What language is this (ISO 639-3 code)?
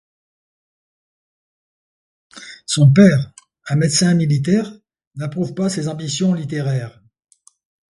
fra